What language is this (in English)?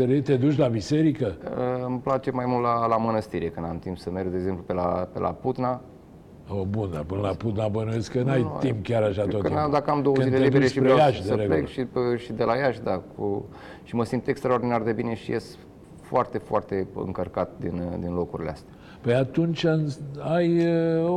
Romanian